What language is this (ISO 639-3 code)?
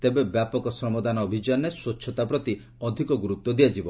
ori